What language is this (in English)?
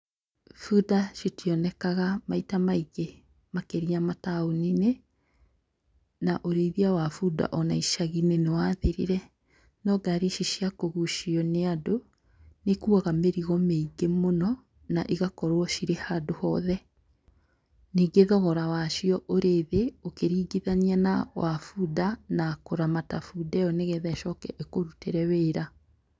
Kikuyu